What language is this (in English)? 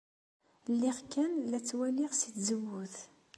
Kabyle